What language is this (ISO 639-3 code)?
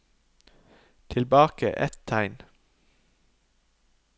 nor